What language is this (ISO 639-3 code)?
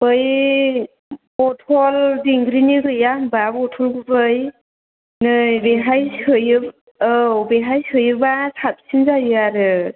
brx